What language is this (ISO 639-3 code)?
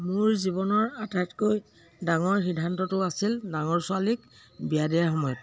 asm